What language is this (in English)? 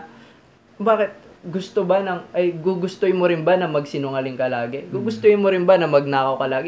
Filipino